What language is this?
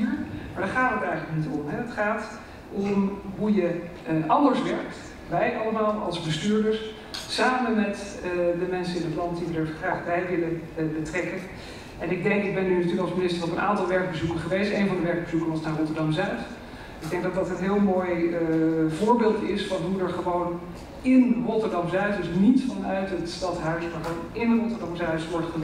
Dutch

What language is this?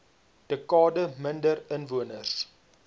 Afrikaans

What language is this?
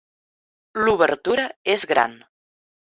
Catalan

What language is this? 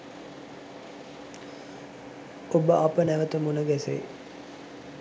Sinhala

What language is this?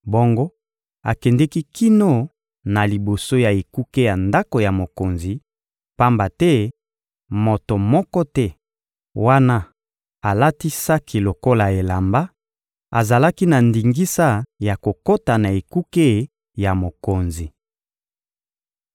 Lingala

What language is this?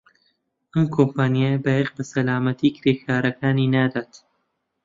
Central Kurdish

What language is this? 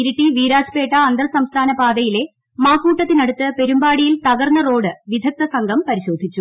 Malayalam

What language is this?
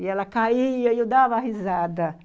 Portuguese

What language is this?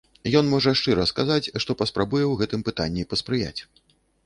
Belarusian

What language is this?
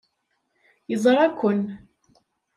Kabyle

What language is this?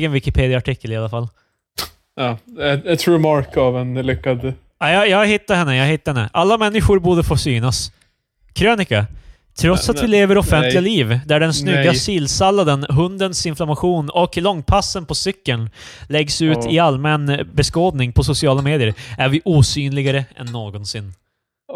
Swedish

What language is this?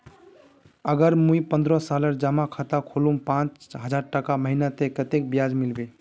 Magahi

